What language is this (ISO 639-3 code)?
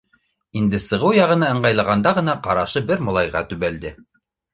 bak